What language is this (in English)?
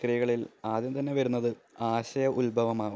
Malayalam